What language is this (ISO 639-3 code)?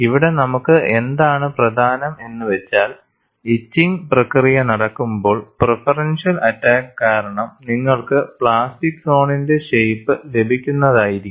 mal